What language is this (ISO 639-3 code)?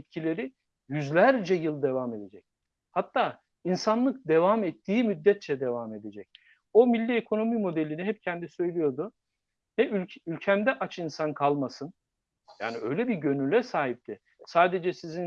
tur